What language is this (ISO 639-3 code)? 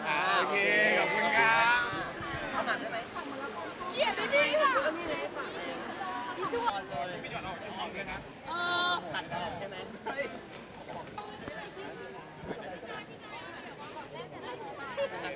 tha